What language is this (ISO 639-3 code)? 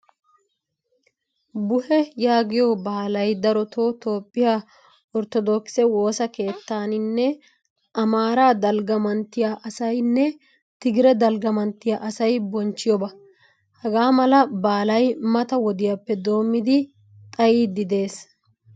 wal